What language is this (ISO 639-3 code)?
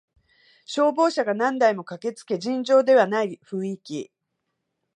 jpn